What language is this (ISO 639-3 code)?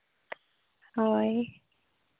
sat